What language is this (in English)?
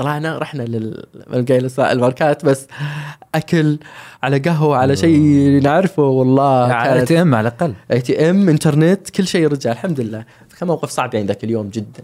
Arabic